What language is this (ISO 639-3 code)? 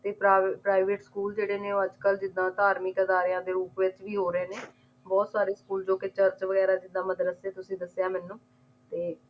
pan